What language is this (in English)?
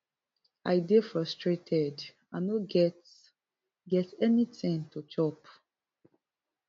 Nigerian Pidgin